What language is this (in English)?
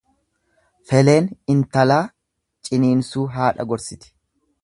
Oromo